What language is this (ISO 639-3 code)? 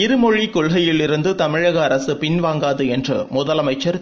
tam